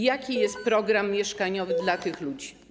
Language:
Polish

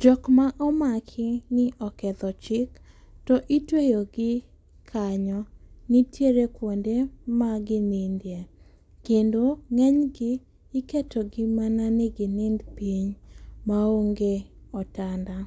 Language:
Luo (Kenya and Tanzania)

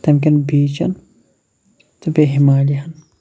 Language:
Kashmiri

